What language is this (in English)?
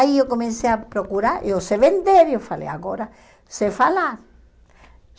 Portuguese